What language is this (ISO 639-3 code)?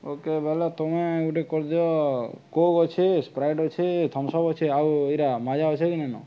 ori